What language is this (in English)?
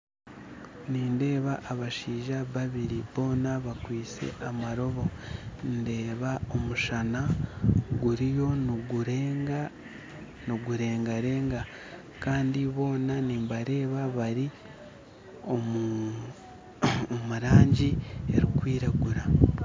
Nyankole